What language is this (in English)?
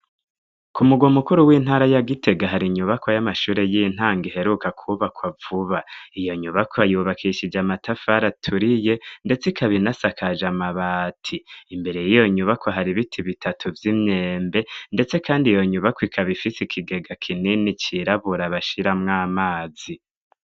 Rundi